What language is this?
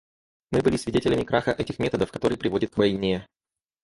Russian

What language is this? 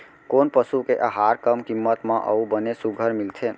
Chhattisgarhi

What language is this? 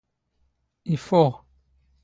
Standard Moroccan Tamazight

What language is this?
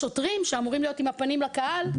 Hebrew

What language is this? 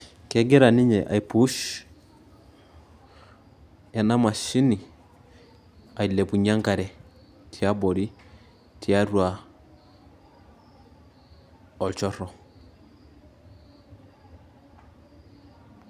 Masai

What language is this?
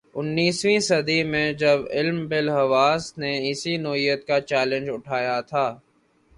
Urdu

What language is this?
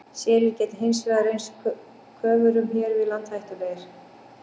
Icelandic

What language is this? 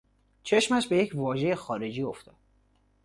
Persian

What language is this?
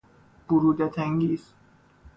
Persian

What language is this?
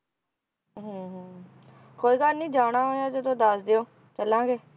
Punjabi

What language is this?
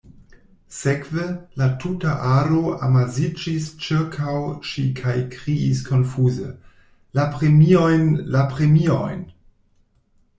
Esperanto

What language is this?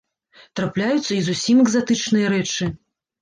Belarusian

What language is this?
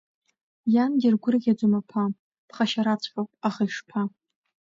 Abkhazian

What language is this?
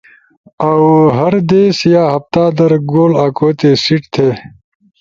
Ushojo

